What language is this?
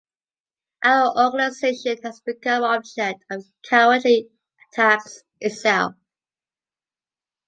English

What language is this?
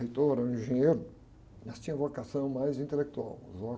Portuguese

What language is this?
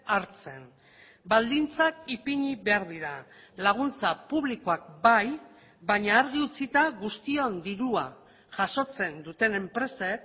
Basque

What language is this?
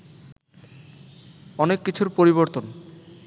Bangla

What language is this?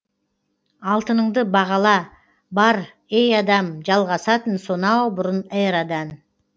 Kazakh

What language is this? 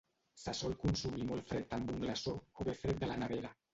Catalan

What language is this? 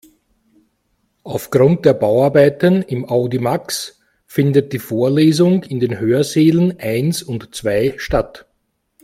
German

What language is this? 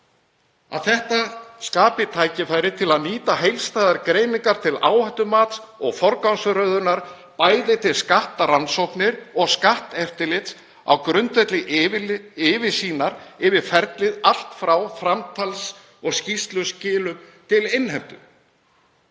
Icelandic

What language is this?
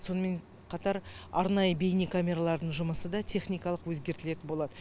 Kazakh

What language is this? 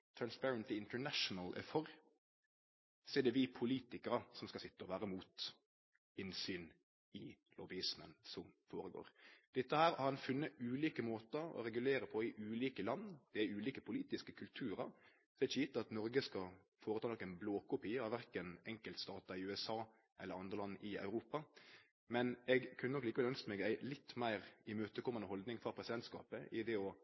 Norwegian Nynorsk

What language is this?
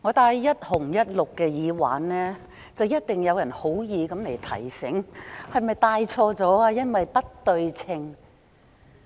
Cantonese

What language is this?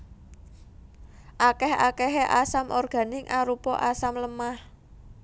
Javanese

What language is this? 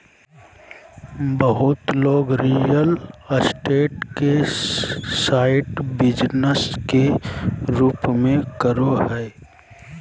Magahi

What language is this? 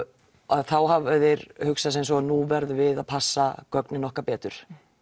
Icelandic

